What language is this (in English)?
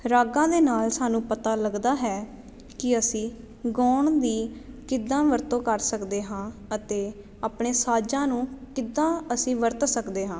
Punjabi